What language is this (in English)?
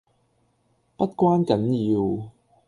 Cantonese